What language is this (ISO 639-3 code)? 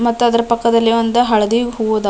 kan